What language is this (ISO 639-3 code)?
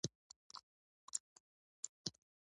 pus